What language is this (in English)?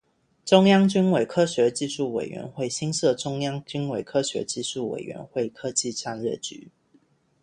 Chinese